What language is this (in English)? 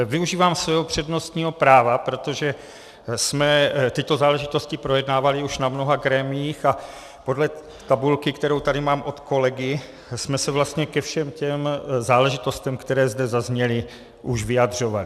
Czech